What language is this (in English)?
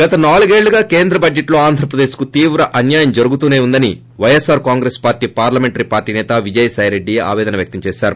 Telugu